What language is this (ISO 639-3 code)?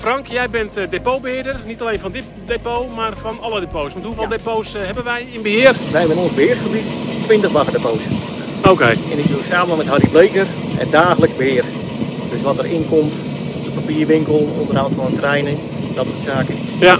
nld